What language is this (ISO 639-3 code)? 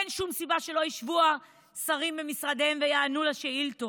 heb